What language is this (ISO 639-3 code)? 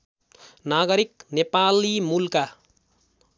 nep